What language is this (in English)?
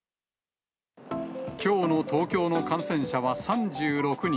Japanese